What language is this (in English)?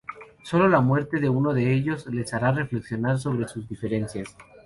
Spanish